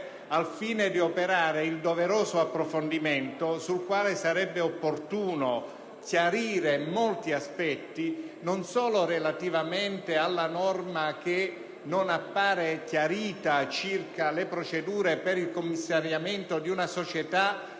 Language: Italian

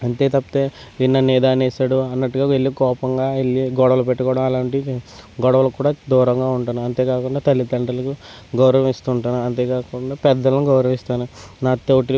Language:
Telugu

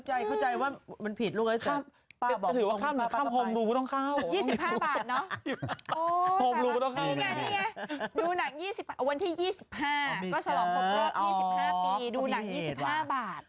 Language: Thai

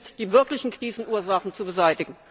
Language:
German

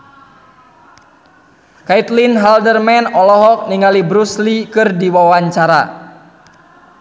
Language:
Sundanese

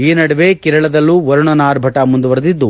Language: Kannada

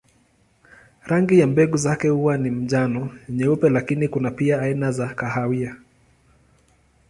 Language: Swahili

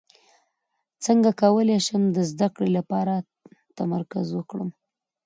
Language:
Pashto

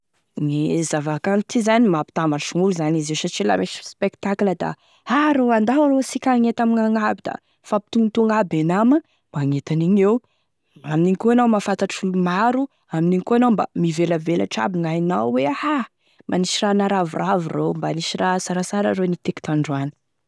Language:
Tesaka Malagasy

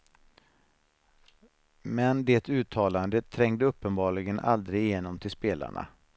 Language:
Swedish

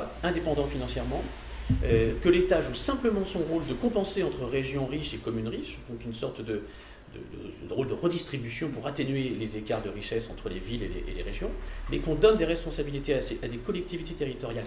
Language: French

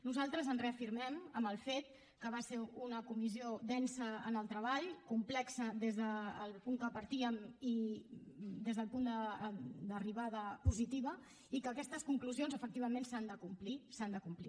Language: Catalan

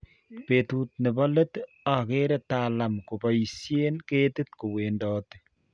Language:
Kalenjin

